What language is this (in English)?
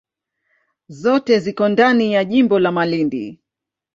Swahili